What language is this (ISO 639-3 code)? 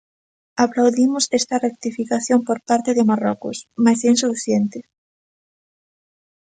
glg